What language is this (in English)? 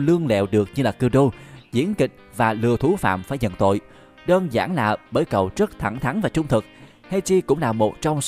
Vietnamese